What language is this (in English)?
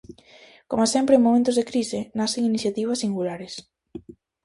Galician